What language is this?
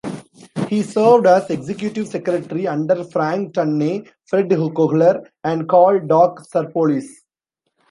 English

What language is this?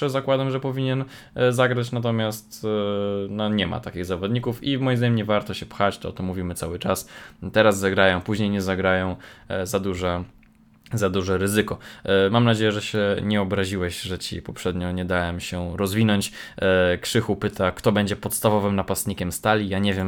Polish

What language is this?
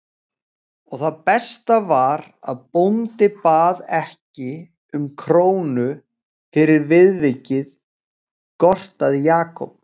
Icelandic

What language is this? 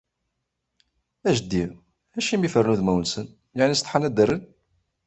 Kabyle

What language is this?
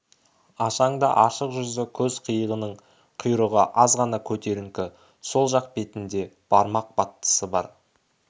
Kazakh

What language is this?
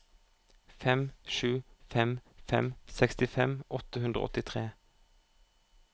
Norwegian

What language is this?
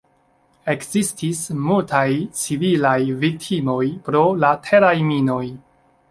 Esperanto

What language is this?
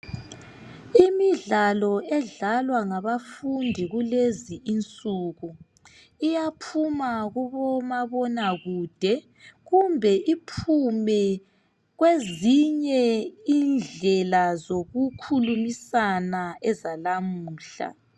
North Ndebele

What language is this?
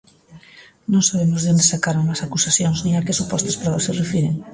Galician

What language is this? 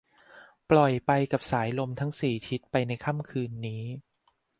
Thai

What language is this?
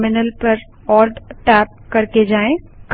Hindi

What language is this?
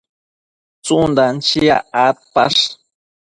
Matsés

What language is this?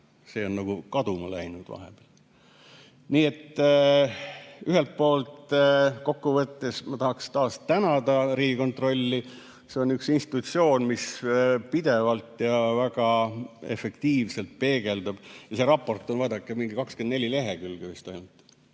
Estonian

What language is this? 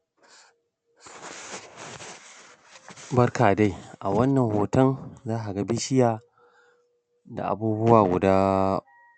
Hausa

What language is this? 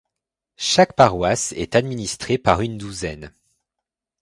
French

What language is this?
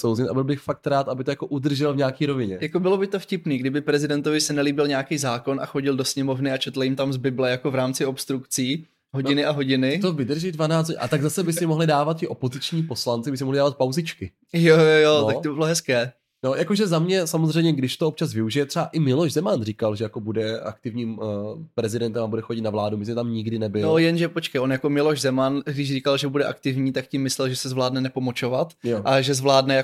Czech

